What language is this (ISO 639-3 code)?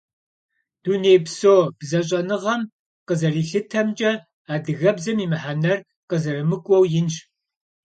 kbd